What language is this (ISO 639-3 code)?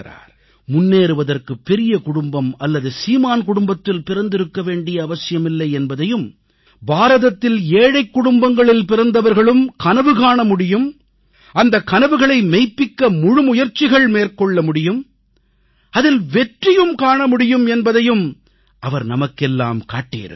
tam